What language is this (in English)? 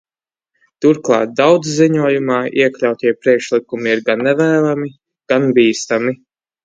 Latvian